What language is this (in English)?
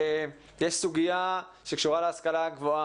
Hebrew